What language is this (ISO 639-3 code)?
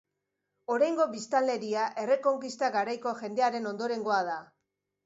eus